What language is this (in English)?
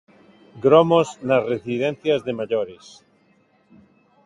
Galician